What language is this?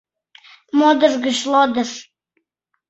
Mari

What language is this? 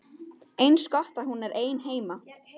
Icelandic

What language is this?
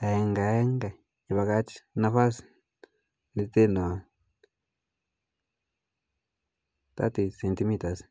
Kalenjin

